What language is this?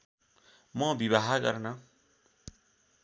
Nepali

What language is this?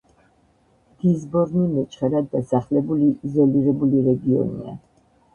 Georgian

